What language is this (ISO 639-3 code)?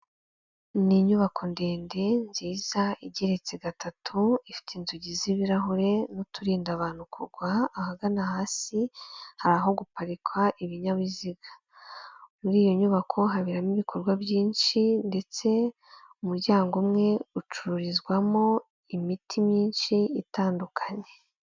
kin